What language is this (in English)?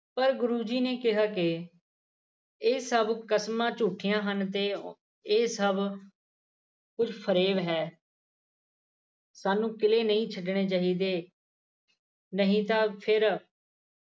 Punjabi